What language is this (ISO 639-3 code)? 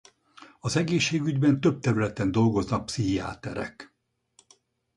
hun